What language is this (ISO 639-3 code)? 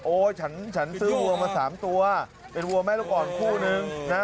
tha